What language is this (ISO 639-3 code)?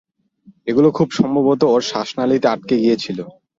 ben